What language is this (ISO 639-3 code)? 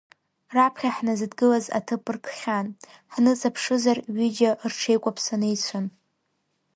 abk